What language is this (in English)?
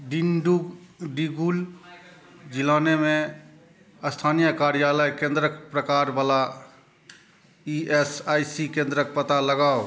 Maithili